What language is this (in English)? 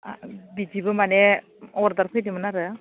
Bodo